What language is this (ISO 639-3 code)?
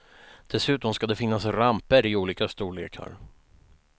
swe